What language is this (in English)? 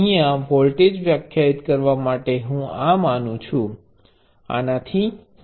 Gujarati